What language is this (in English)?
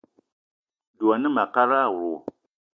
Eton (Cameroon)